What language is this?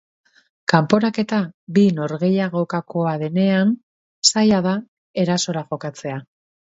Basque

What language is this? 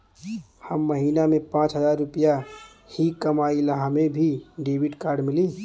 Bhojpuri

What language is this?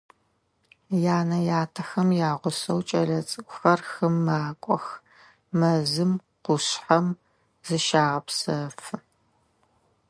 Adyghe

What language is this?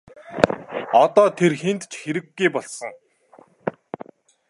Mongolian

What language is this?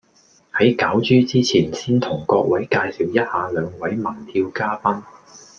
Cantonese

